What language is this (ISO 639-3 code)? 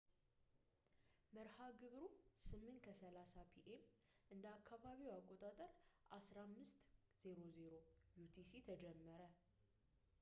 amh